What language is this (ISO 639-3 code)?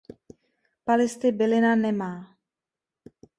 ces